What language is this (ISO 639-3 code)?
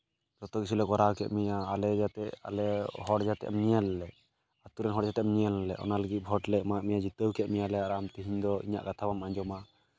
sat